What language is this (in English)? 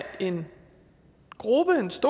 Danish